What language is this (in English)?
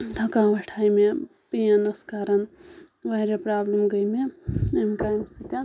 Kashmiri